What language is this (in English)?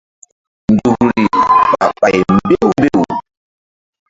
Mbum